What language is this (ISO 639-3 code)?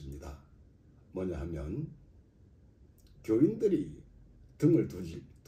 kor